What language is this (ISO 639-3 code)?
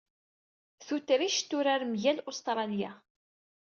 kab